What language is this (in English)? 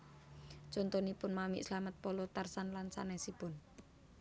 Javanese